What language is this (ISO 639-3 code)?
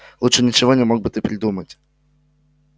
rus